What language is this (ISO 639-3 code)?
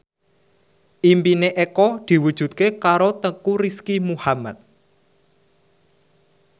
jav